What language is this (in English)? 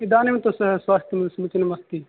Sanskrit